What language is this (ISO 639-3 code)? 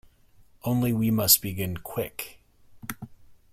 eng